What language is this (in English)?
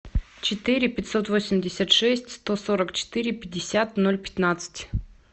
Russian